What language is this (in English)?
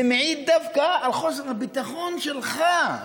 Hebrew